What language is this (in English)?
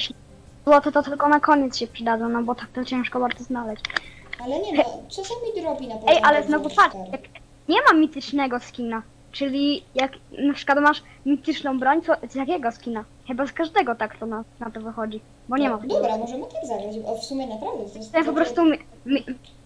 Polish